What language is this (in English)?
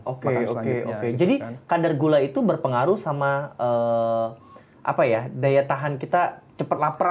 Indonesian